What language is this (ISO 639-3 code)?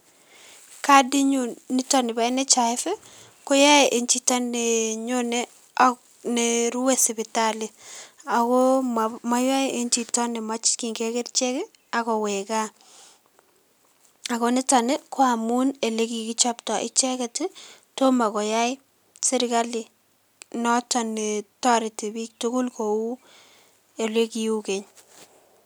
kln